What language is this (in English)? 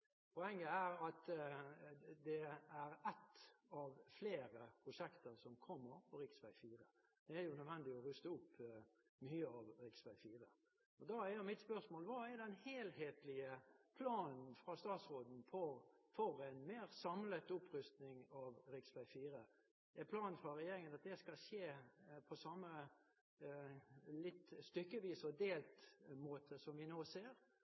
Norwegian Bokmål